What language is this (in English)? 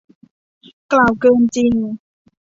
Thai